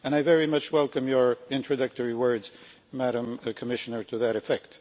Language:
English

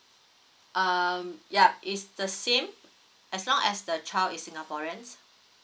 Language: English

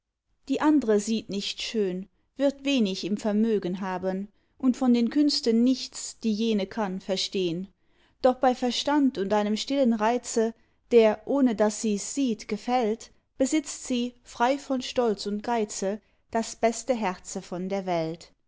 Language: German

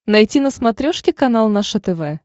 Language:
Russian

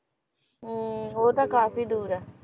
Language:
Punjabi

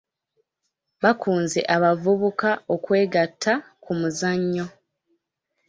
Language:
Ganda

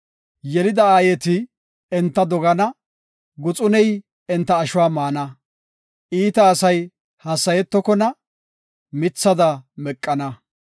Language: Gofa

